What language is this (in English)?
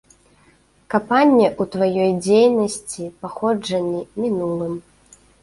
Belarusian